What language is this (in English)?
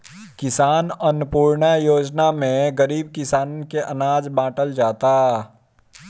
Bhojpuri